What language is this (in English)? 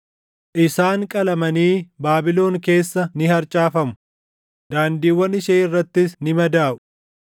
Oromo